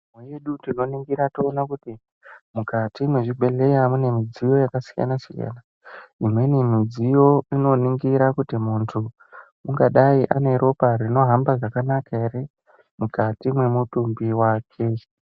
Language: Ndau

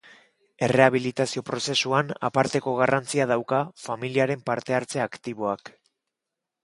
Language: Basque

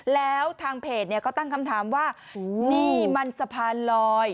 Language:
Thai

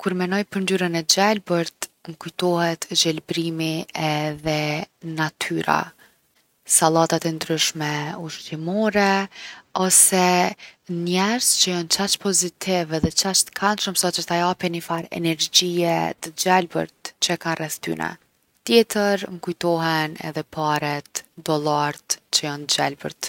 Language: Gheg Albanian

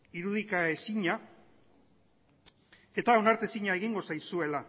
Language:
Basque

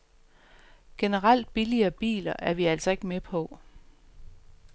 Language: Danish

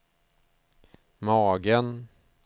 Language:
Swedish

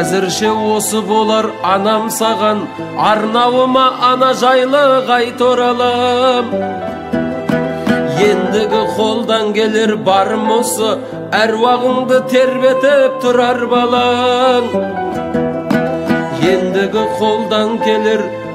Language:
Turkish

